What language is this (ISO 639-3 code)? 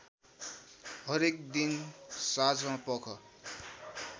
nep